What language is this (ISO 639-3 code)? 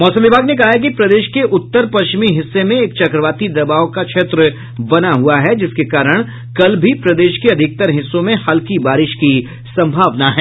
hin